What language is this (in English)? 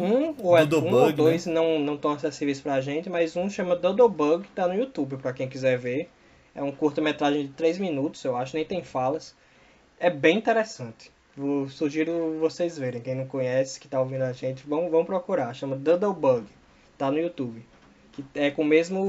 Portuguese